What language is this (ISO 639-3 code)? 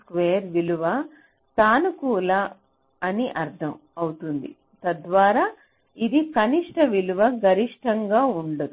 tel